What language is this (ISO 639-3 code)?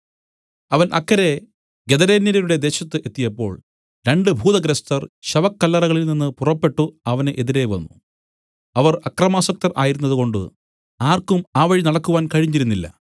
mal